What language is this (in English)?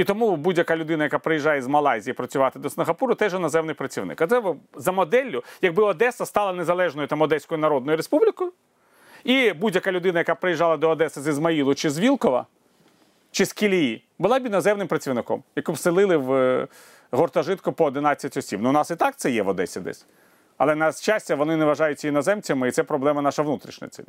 Ukrainian